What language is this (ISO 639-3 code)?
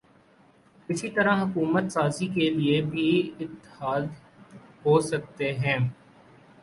urd